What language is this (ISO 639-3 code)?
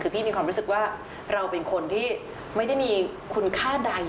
tha